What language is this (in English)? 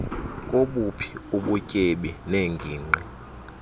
Xhosa